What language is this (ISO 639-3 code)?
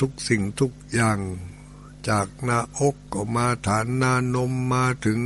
tha